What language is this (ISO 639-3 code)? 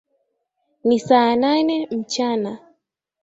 swa